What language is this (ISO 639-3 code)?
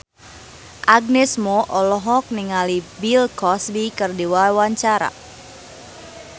sun